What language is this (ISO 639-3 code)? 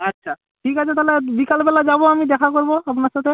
ben